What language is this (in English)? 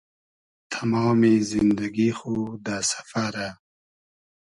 Hazaragi